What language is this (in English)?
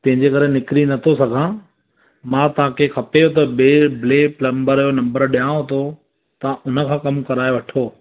Sindhi